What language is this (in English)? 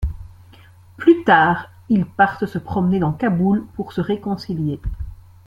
French